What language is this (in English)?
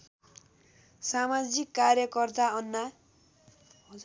Nepali